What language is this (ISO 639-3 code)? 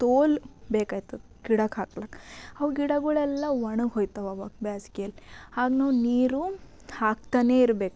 kan